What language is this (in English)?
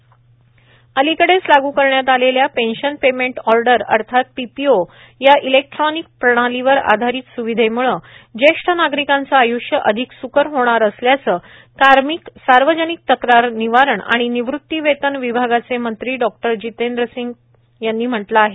Marathi